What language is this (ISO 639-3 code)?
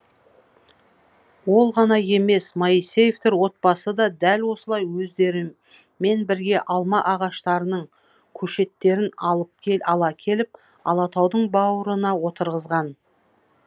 kaz